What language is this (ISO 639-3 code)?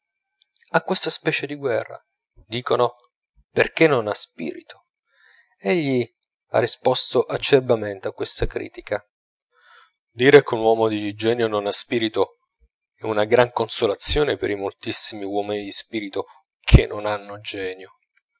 ita